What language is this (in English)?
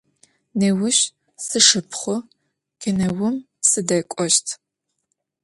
Adyghe